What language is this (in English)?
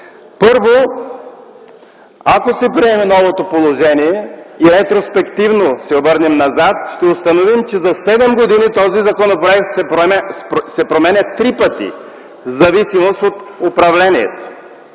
Bulgarian